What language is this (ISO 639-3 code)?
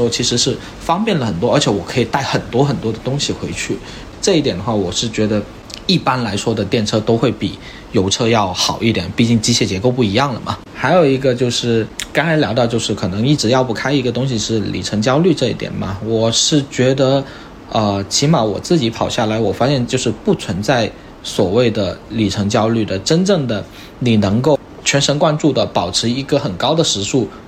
zho